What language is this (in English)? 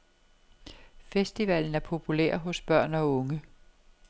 Danish